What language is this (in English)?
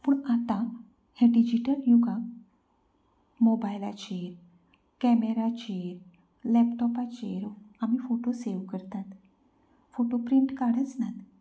Konkani